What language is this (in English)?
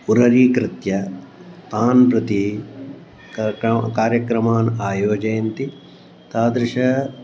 Sanskrit